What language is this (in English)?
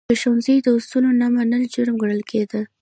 Pashto